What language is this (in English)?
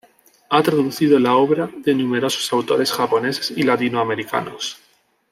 Spanish